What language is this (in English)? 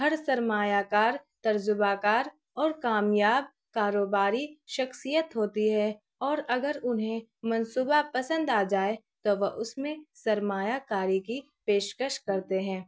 Urdu